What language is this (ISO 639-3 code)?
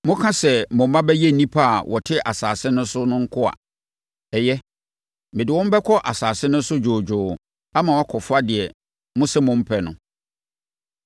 aka